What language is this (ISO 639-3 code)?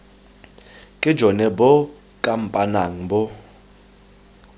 tsn